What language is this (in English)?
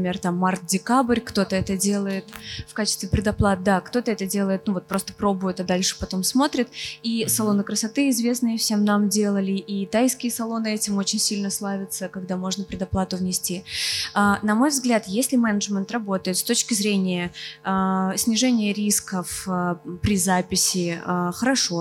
Russian